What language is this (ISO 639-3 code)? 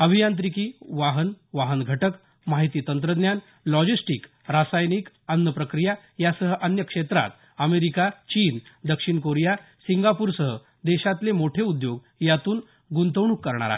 mar